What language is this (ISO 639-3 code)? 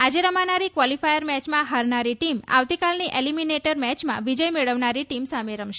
guj